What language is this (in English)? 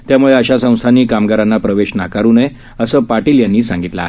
Marathi